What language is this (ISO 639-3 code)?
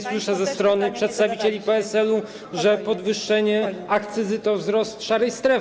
pol